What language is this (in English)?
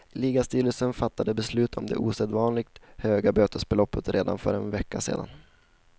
Swedish